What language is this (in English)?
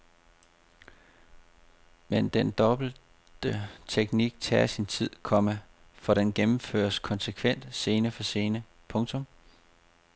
Danish